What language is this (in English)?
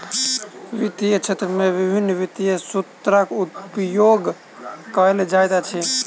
Maithili